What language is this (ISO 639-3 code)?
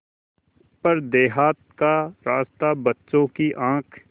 hin